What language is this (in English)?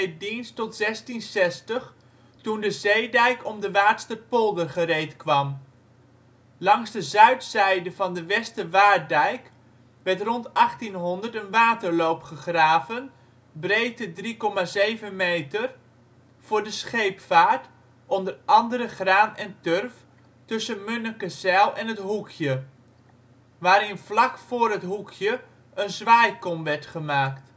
Dutch